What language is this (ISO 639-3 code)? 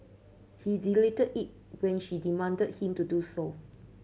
eng